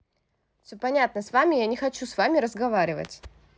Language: Russian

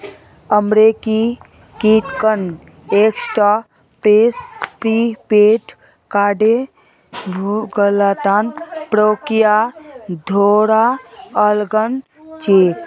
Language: Magahi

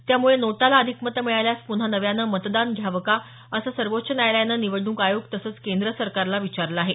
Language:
Marathi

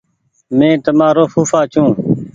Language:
Goaria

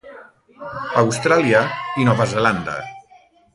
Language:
Catalan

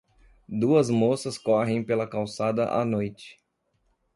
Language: Portuguese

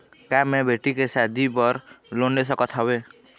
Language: Chhattisgarhi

